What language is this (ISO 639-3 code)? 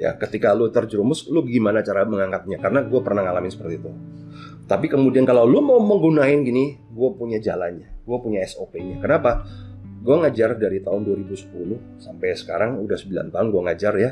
ind